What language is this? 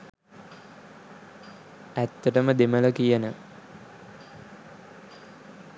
Sinhala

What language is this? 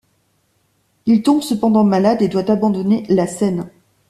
French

